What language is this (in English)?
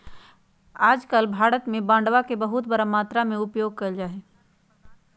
Magahi